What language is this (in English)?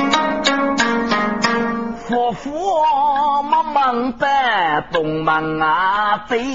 Chinese